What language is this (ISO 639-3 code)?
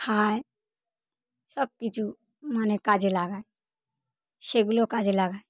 ben